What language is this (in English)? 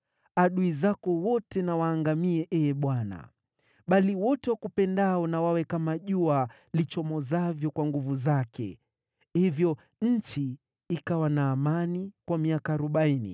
Swahili